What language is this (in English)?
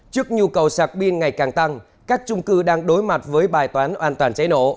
Vietnamese